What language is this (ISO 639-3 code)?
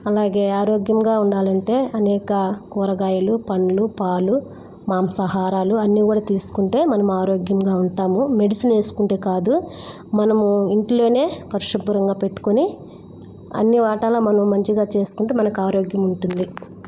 tel